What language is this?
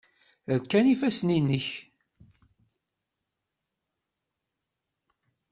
Kabyle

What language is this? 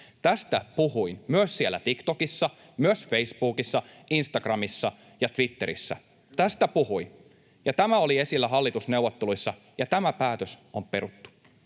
Finnish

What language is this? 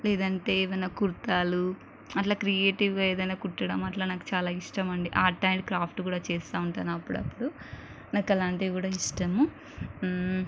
Telugu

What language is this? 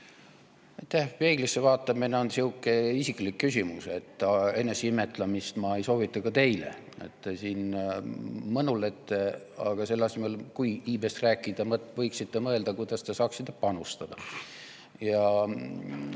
Estonian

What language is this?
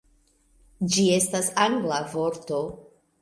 Esperanto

